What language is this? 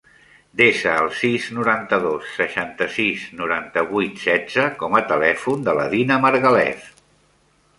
Catalan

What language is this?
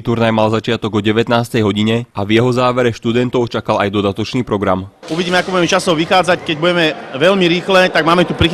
Slovak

